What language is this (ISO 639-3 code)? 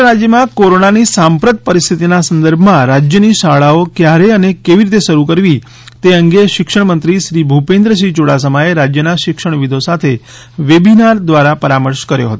guj